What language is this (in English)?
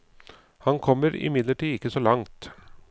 Norwegian